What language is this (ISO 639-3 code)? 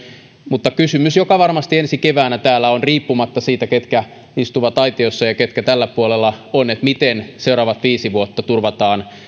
fin